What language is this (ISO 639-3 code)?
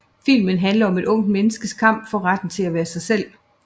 dan